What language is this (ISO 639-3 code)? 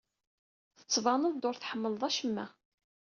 kab